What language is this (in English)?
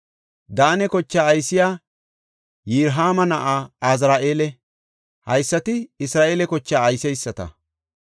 Gofa